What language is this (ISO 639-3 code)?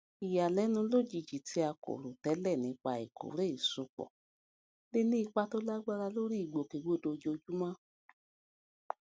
yor